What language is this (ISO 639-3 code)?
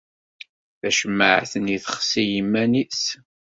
kab